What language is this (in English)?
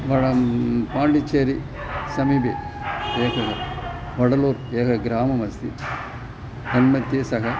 Sanskrit